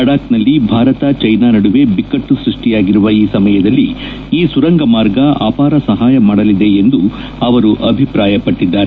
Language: Kannada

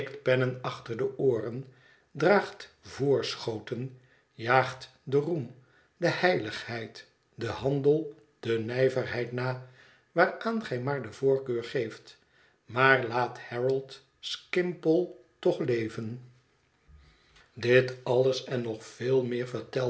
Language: Dutch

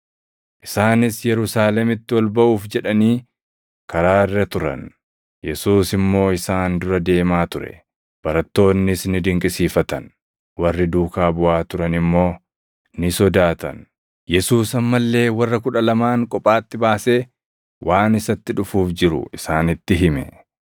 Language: Oromo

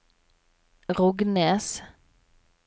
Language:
Norwegian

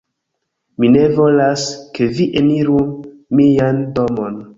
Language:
Esperanto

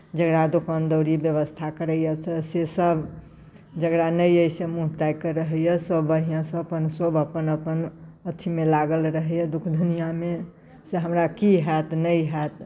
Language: Maithili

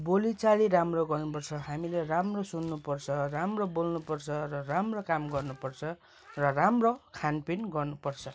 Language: Nepali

